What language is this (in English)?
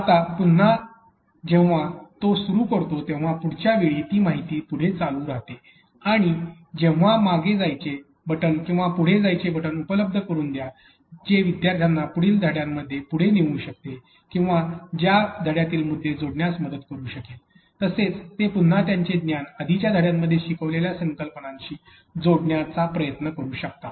Marathi